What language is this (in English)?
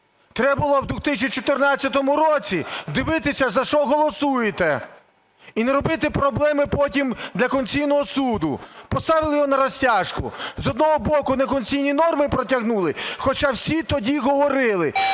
Ukrainian